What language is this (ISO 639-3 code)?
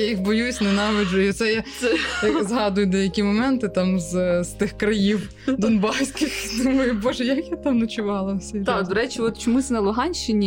ukr